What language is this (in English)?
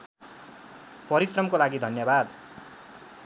Nepali